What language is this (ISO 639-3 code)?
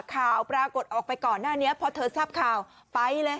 tha